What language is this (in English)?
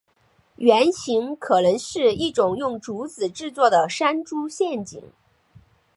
Chinese